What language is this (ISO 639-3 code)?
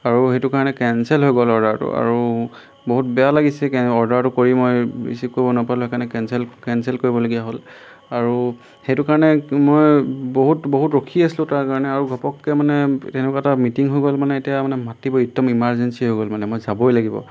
asm